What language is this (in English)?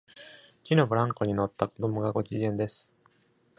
Japanese